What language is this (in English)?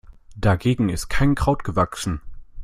German